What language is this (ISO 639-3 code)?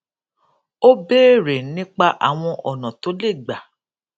yor